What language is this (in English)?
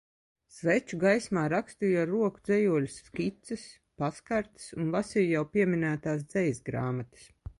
Latvian